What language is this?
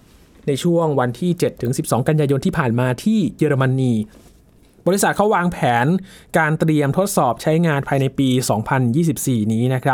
Thai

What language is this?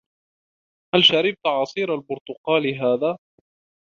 Arabic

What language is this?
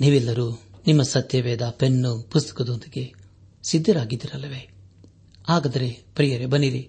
Kannada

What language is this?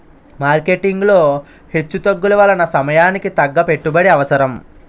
Telugu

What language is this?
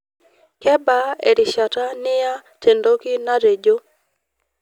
Masai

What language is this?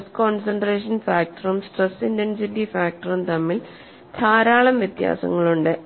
Malayalam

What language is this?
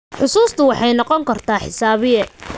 Somali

